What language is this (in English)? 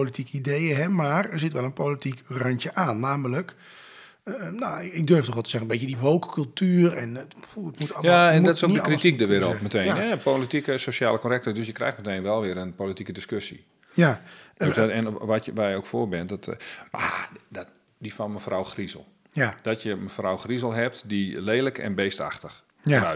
Dutch